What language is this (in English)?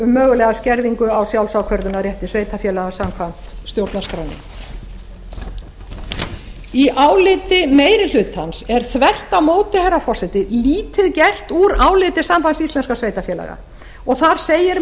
Icelandic